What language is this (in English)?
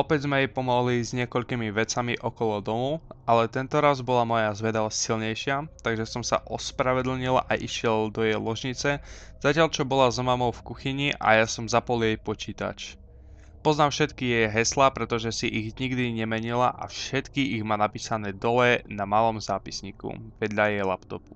Slovak